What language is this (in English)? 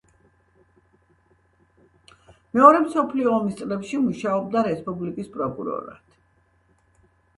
Georgian